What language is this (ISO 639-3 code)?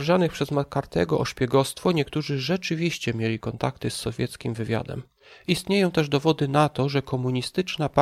pol